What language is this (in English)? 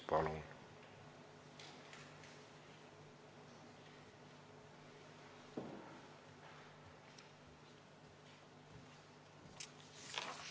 Estonian